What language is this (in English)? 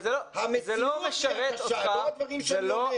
Hebrew